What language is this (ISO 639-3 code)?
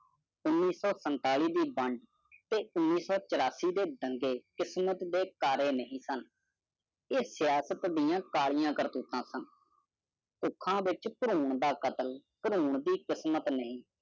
pan